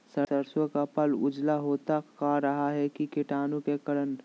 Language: Magahi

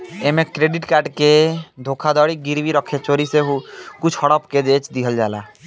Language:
Bhojpuri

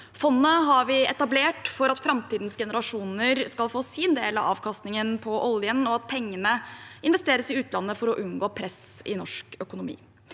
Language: Norwegian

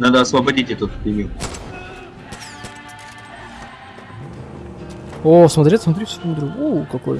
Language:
Russian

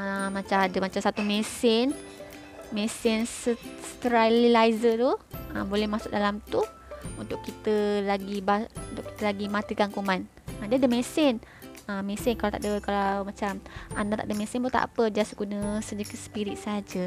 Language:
Malay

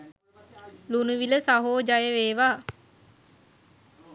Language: Sinhala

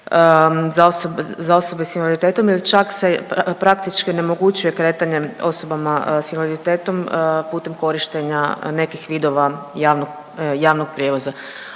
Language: Croatian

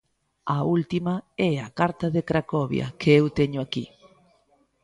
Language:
Galician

